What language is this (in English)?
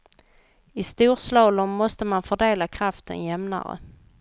Swedish